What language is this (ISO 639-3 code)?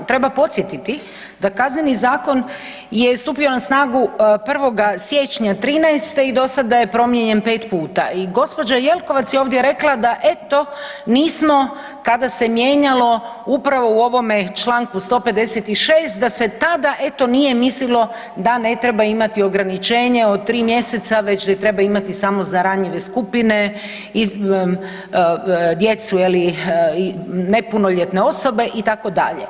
hrv